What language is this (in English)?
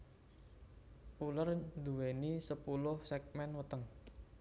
Javanese